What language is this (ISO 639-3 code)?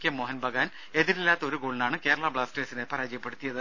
mal